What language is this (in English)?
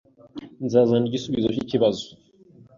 Kinyarwanda